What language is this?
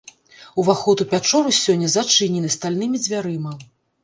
Belarusian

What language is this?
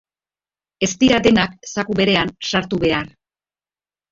Basque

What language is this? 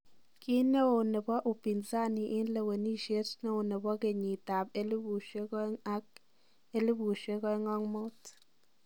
Kalenjin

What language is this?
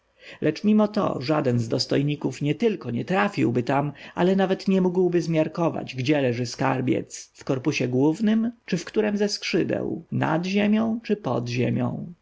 Polish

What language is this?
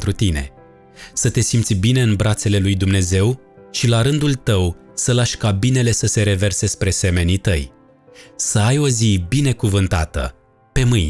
Romanian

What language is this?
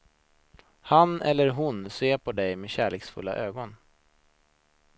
Swedish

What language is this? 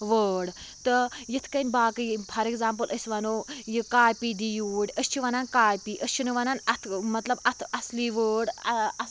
Kashmiri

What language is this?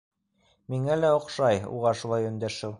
Bashkir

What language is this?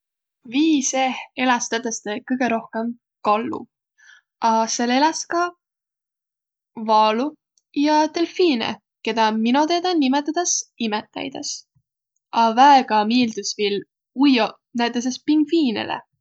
Võro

